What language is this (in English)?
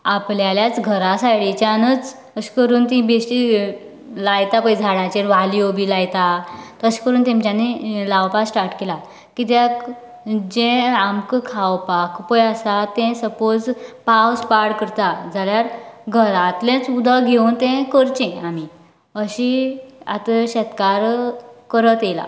Konkani